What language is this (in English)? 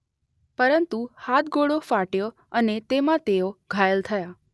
Gujarati